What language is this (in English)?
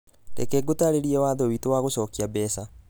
Kikuyu